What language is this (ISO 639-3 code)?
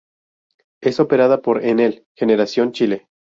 spa